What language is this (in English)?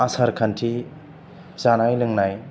Bodo